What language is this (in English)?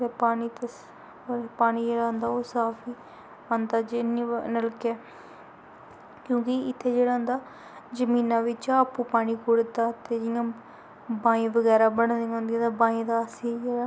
Dogri